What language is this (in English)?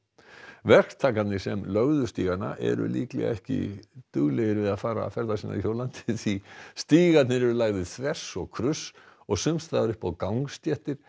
Icelandic